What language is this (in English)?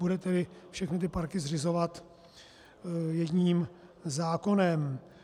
Czech